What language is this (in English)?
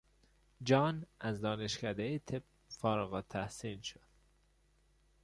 Persian